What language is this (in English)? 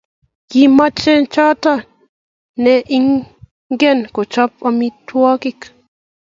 Kalenjin